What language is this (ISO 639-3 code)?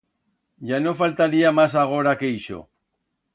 arg